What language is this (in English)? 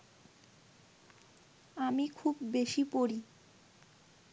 Bangla